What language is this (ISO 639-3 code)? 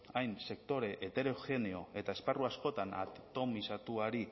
eus